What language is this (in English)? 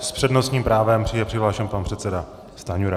Czech